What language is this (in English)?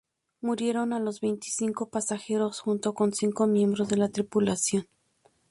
Spanish